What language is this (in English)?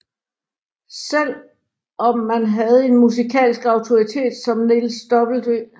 Danish